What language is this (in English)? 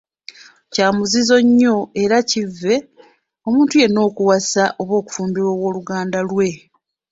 Ganda